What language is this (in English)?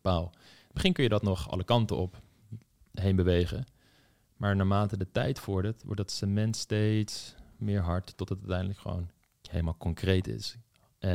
Dutch